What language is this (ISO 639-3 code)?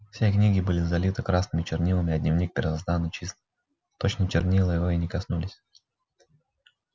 rus